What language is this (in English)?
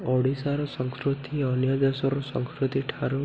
Odia